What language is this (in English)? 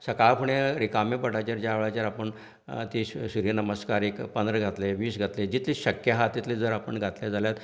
Konkani